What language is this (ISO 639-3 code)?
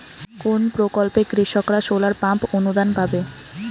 ben